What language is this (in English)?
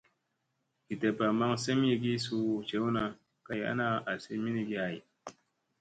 Musey